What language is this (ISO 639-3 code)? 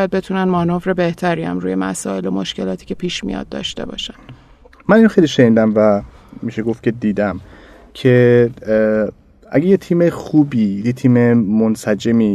fas